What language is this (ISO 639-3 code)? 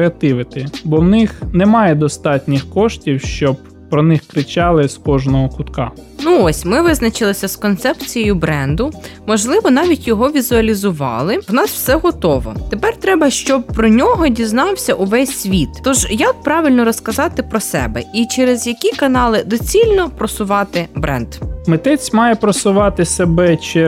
ukr